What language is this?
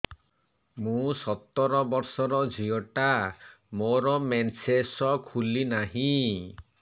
Odia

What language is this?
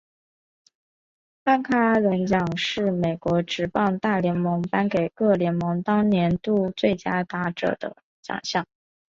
Chinese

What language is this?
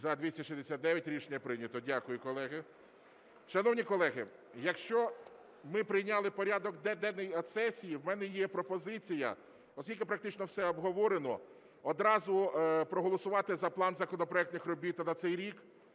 Ukrainian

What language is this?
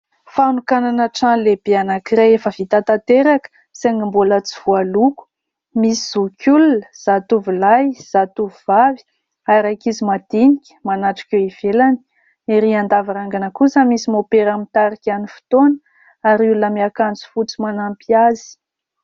Malagasy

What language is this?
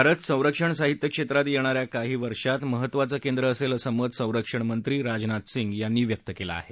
Marathi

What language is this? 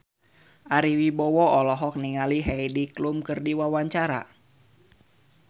Sundanese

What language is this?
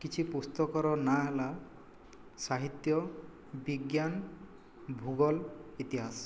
Odia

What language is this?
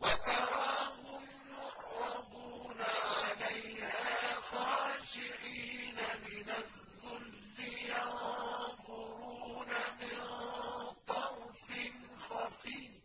Arabic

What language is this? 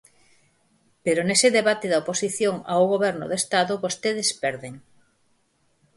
Galician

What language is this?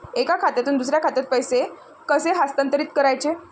Marathi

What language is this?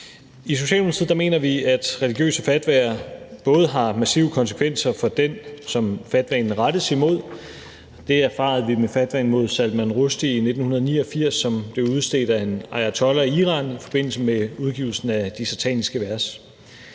Danish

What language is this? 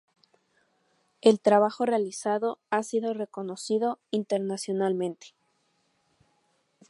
Spanish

